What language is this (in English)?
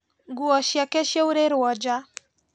Kikuyu